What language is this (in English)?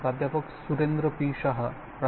Marathi